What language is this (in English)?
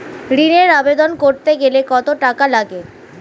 Bangla